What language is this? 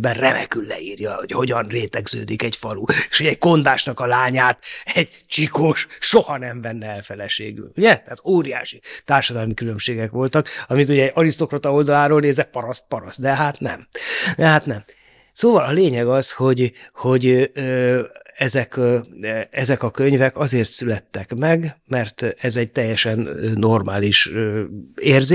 Hungarian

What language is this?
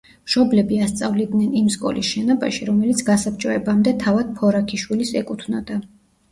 Georgian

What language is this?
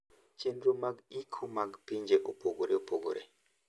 Luo (Kenya and Tanzania)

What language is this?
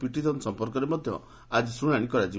Odia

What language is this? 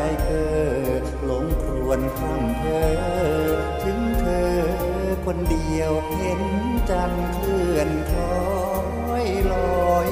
Thai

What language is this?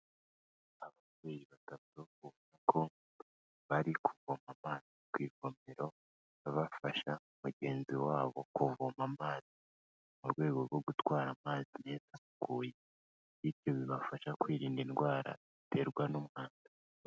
Kinyarwanda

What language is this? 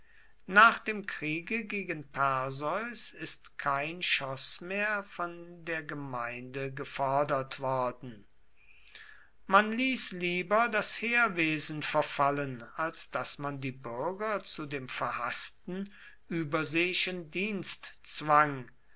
German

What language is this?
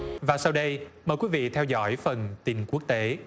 Vietnamese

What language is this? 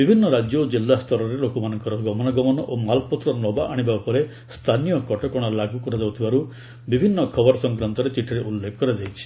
Odia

